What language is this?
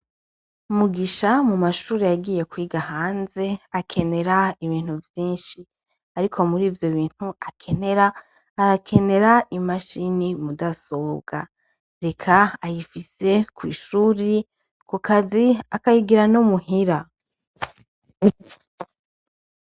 Rundi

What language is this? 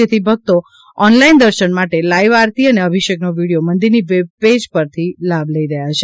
Gujarati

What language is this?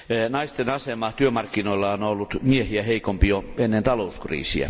Finnish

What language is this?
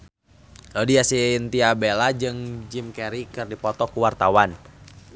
Sundanese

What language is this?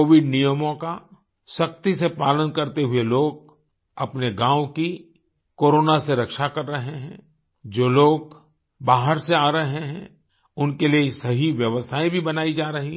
Hindi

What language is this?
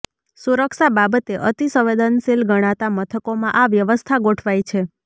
Gujarati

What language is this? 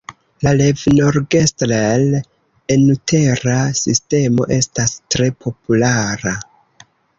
Esperanto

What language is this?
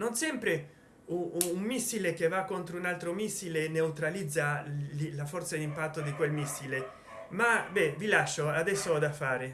Italian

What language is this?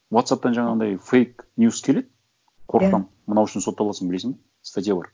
Kazakh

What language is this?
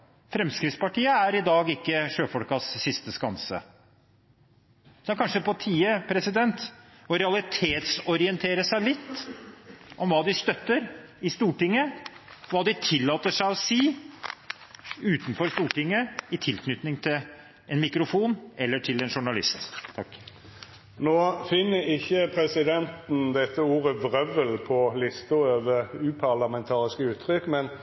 Norwegian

